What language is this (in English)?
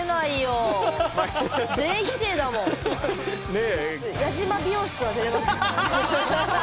Japanese